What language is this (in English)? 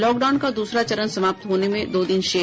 Hindi